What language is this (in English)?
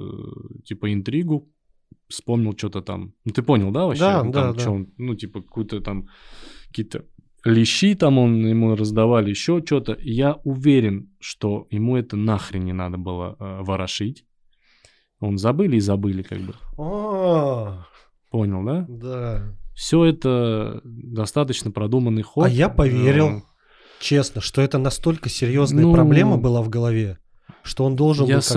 Russian